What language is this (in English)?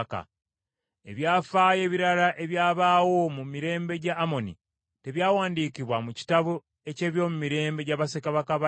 Ganda